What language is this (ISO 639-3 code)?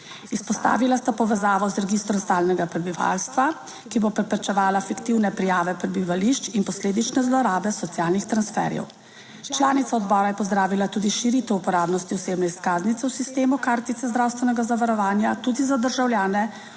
slv